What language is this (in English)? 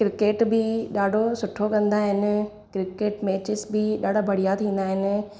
Sindhi